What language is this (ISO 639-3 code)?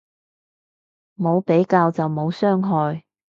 yue